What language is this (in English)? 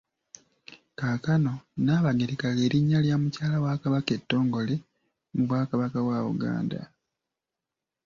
Ganda